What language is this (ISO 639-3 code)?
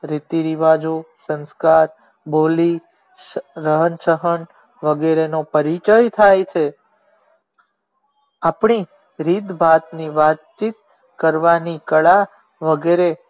guj